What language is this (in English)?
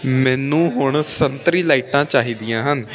Punjabi